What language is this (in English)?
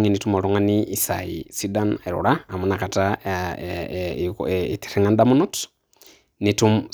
Masai